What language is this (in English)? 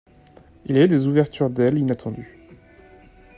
French